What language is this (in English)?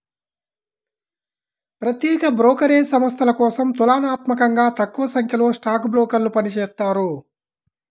Telugu